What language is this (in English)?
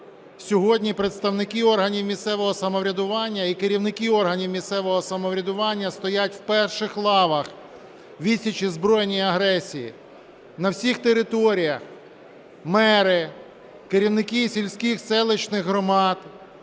Ukrainian